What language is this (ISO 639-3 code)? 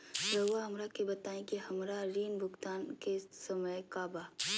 mag